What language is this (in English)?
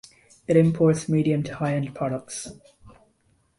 English